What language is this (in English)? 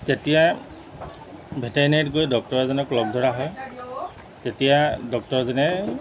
Assamese